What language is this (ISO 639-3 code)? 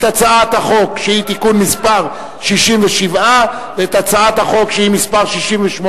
heb